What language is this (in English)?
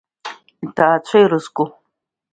Abkhazian